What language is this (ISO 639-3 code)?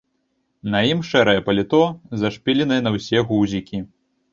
bel